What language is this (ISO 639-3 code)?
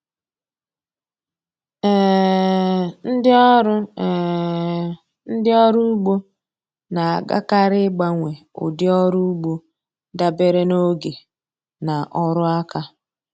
ibo